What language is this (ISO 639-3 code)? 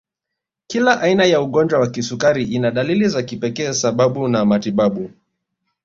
swa